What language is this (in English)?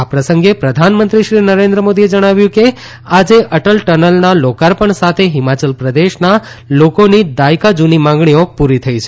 Gujarati